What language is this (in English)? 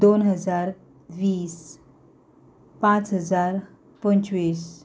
Konkani